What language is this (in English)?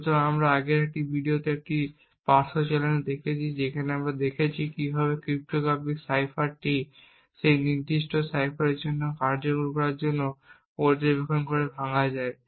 Bangla